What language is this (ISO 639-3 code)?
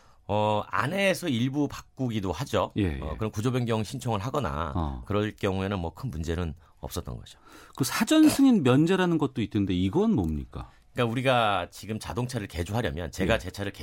kor